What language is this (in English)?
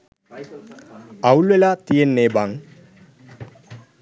Sinhala